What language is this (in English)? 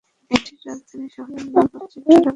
Bangla